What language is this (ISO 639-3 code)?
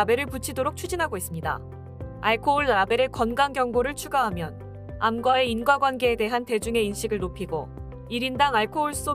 kor